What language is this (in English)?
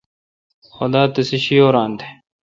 Kalkoti